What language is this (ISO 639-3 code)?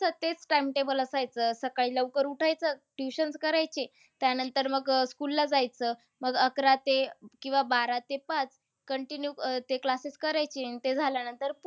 mar